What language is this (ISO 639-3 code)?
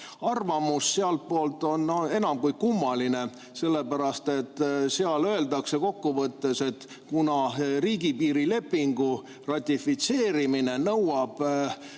est